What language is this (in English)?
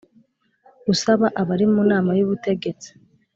Kinyarwanda